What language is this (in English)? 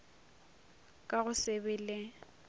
Northern Sotho